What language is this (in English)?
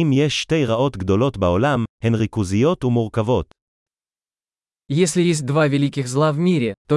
Hebrew